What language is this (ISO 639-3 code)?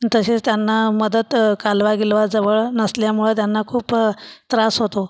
mar